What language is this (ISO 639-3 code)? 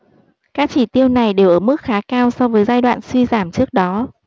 vie